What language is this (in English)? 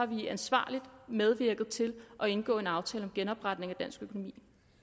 Danish